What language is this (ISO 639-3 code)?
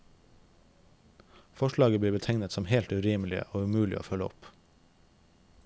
nor